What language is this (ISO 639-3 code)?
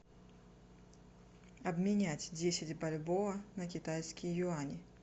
rus